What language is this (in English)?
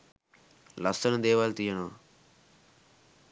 Sinhala